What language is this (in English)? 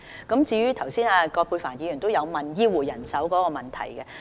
Cantonese